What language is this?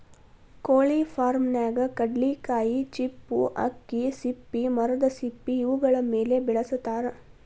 Kannada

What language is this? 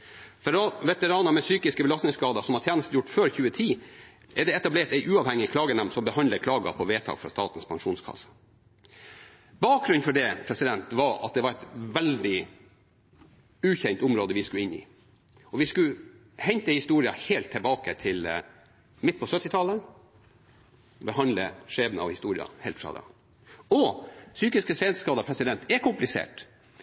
Norwegian Bokmål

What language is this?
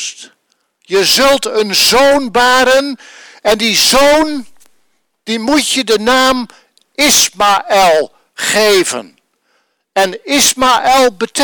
Dutch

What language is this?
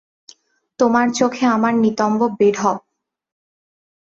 Bangla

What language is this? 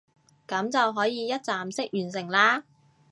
Cantonese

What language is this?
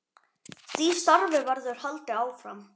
Icelandic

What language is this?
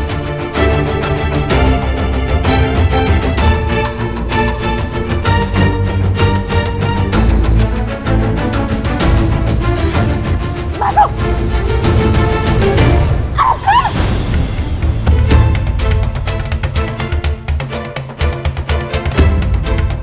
Indonesian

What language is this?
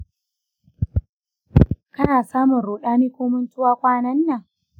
Hausa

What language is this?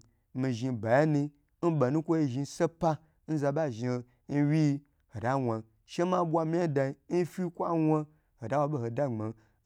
Gbagyi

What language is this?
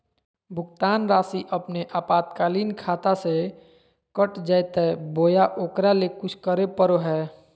Magahi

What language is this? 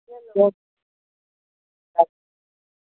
Maithili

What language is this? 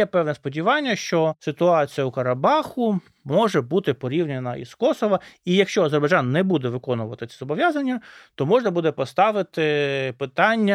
Ukrainian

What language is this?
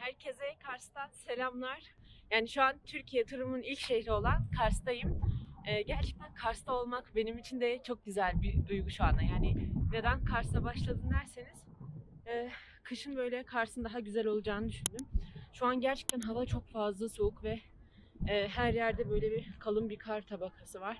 Turkish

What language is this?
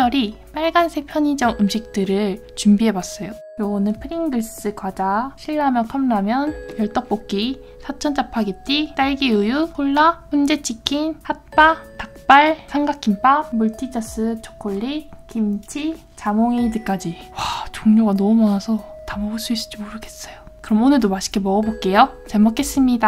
Korean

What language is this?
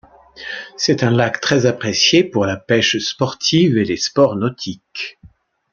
French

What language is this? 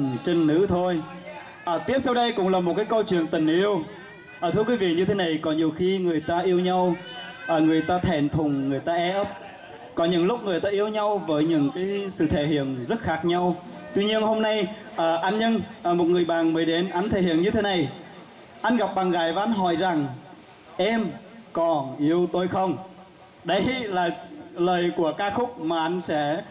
Vietnamese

